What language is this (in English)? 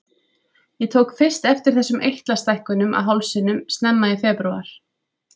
Icelandic